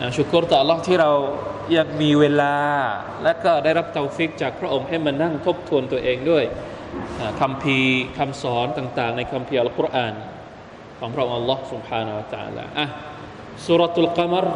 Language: Thai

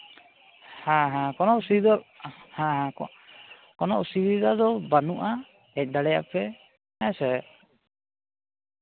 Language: Santali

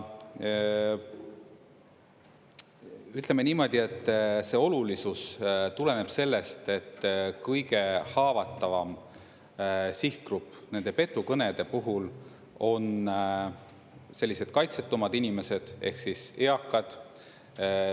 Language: Estonian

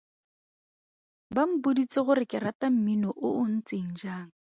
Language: Tswana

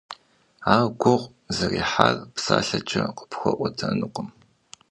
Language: Kabardian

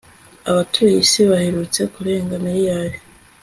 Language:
Kinyarwanda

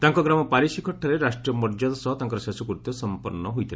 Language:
Odia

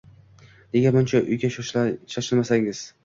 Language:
Uzbek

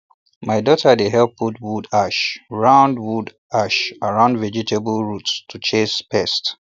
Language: Nigerian Pidgin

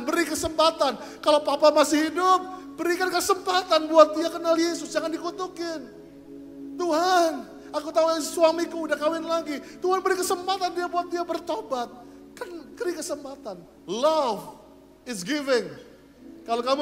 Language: Indonesian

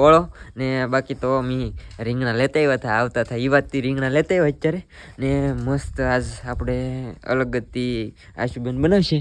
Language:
Gujarati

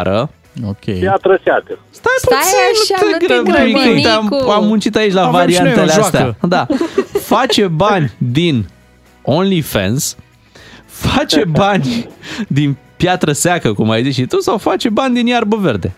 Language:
Romanian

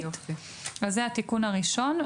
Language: Hebrew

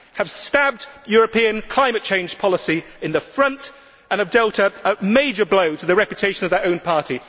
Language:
English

